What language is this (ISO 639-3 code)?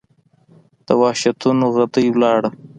pus